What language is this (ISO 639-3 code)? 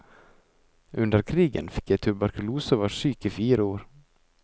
nor